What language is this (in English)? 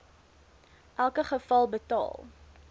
Afrikaans